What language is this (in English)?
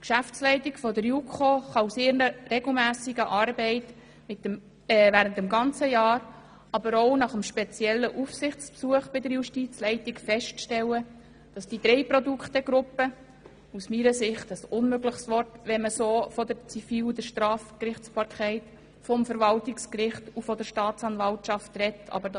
Swiss German